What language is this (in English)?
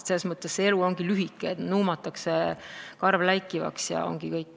Estonian